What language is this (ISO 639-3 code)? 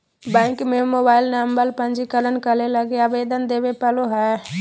mag